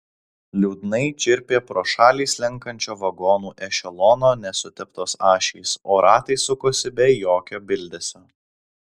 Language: Lithuanian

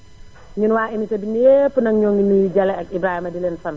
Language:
Wolof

